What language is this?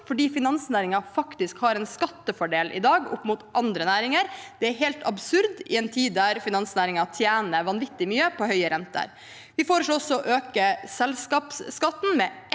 Norwegian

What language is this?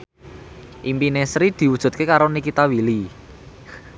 Javanese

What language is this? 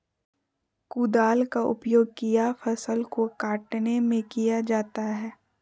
Magahi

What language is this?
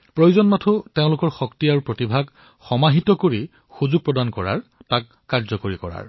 Assamese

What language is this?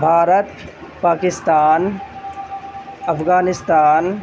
Urdu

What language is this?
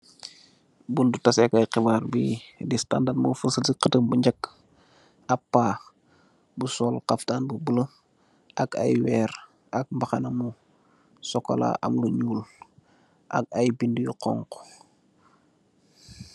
Wolof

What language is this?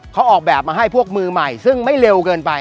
Thai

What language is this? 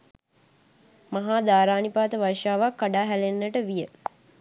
Sinhala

